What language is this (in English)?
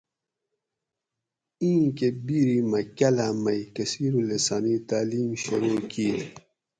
Gawri